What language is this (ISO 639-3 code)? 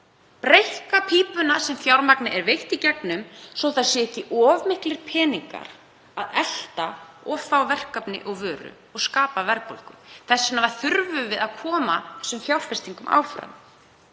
isl